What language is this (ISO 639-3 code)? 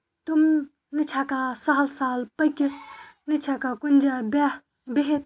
kas